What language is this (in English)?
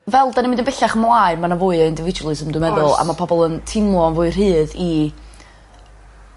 Welsh